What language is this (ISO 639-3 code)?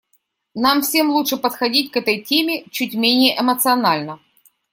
rus